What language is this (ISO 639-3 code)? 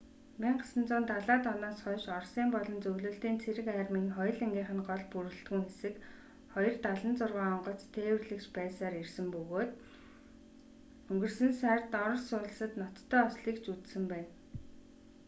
mon